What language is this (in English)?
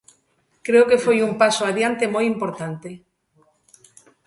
Galician